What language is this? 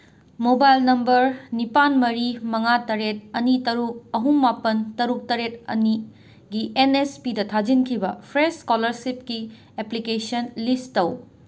Manipuri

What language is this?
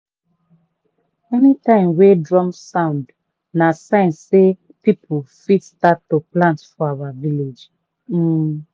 Nigerian Pidgin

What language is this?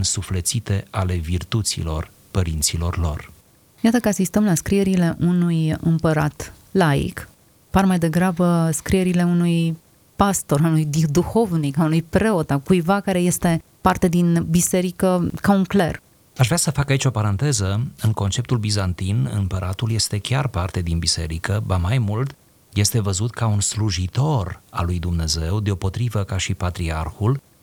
Romanian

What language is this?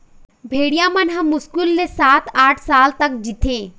Chhattisgarhi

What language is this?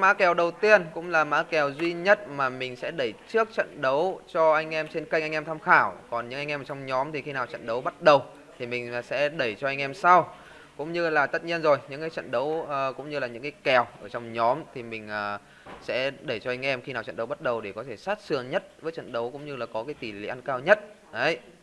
Vietnamese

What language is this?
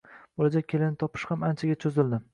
Uzbek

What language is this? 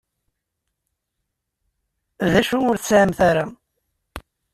Kabyle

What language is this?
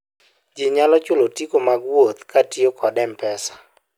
Luo (Kenya and Tanzania)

